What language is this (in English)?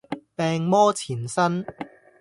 Cantonese